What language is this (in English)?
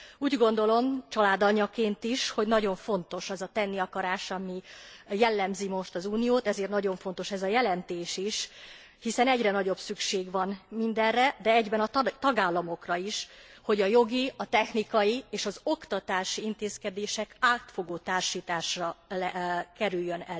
Hungarian